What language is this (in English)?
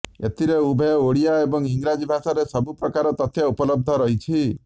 Odia